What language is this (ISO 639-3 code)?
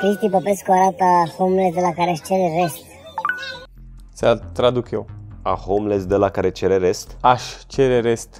ron